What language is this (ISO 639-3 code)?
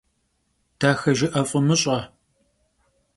kbd